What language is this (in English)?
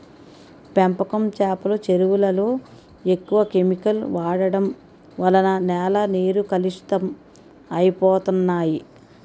Telugu